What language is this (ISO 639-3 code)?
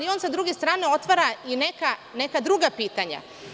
srp